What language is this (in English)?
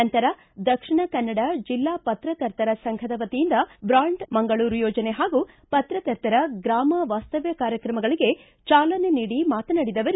Kannada